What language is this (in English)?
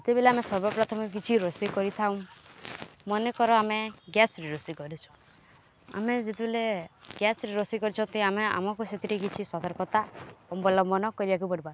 Odia